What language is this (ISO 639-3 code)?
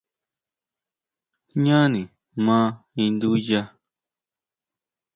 mau